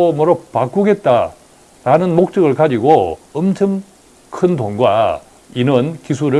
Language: Korean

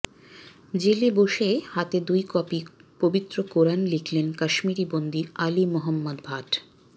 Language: Bangla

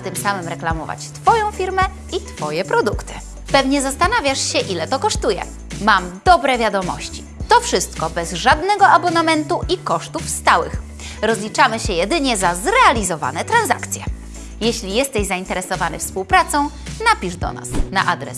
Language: Polish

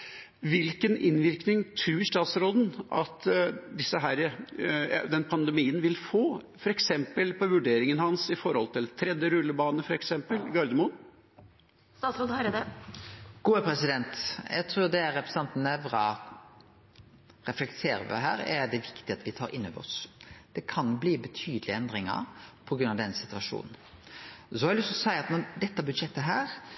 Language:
Norwegian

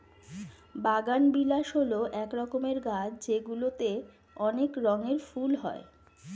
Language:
Bangla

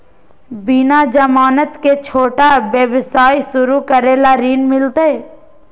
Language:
Magahi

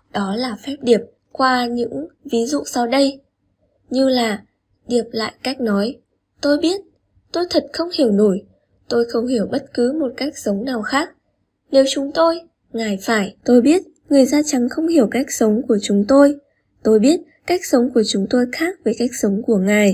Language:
Vietnamese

